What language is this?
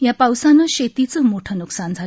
Marathi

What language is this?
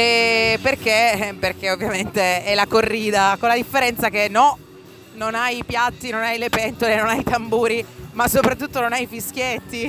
Italian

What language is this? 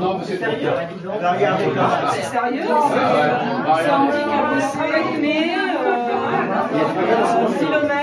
French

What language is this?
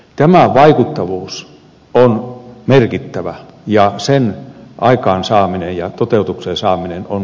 Finnish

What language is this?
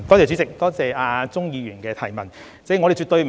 Cantonese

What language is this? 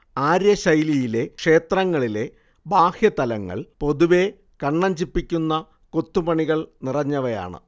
Malayalam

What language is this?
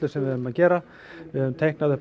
Icelandic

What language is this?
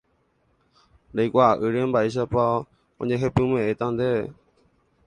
Guarani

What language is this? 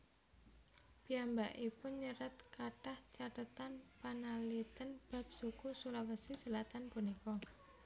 Javanese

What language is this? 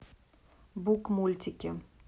Russian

